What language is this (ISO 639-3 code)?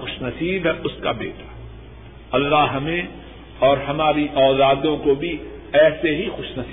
urd